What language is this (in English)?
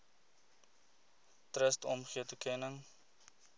Afrikaans